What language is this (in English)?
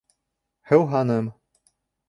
Bashkir